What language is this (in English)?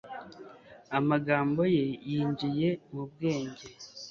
Kinyarwanda